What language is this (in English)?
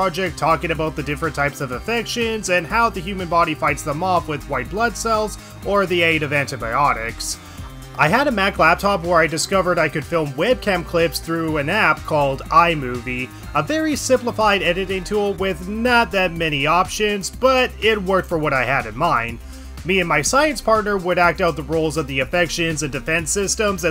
English